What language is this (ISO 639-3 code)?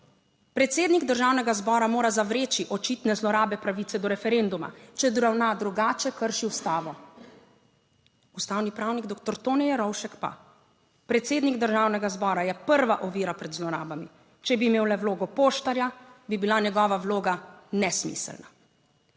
slv